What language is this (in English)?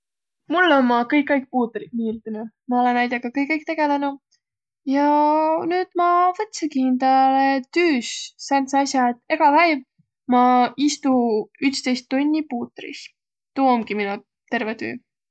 Võro